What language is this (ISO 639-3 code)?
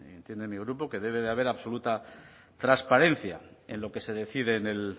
spa